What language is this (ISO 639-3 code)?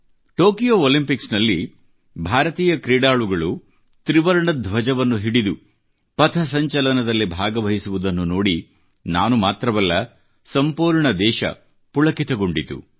kan